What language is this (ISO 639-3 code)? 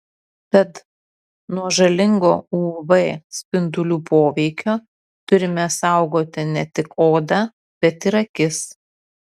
lit